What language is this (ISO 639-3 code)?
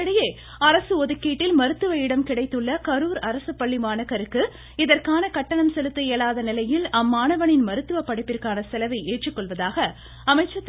tam